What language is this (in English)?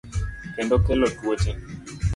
Luo (Kenya and Tanzania)